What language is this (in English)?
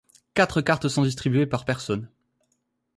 French